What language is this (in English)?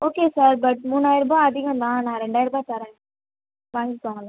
Tamil